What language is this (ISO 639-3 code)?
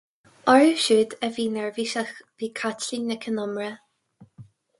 gle